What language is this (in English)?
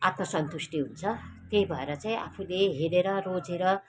Nepali